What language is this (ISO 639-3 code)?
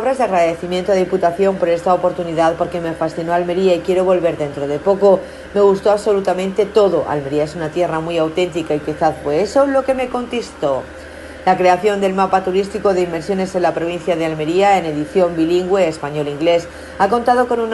spa